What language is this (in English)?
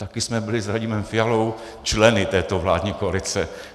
Czech